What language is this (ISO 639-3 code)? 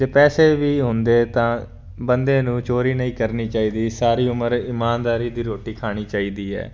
pan